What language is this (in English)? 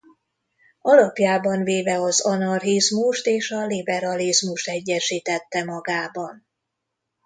Hungarian